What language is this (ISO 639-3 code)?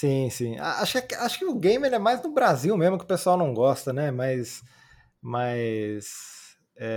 por